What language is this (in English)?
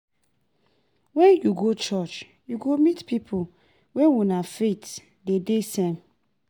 Nigerian Pidgin